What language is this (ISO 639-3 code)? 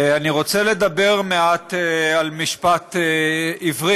heb